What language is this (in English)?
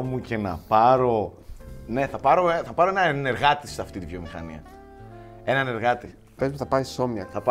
Greek